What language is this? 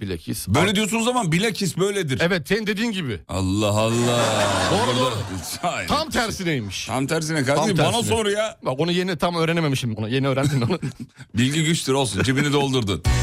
Turkish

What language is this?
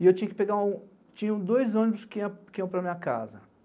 Portuguese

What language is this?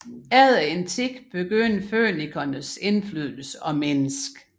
Danish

